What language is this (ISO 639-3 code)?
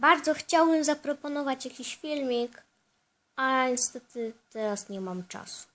pol